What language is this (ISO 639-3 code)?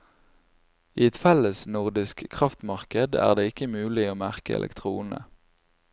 nor